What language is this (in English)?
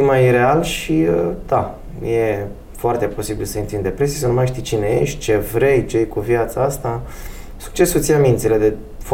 Romanian